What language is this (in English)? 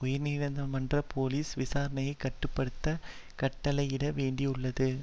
Tamil